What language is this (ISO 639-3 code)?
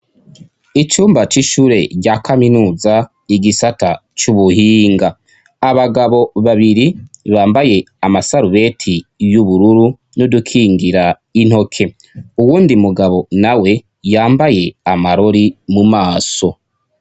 run